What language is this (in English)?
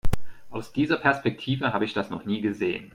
German